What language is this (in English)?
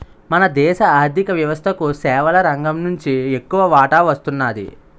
Telugu